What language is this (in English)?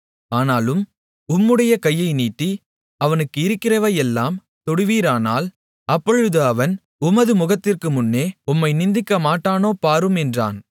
Tamil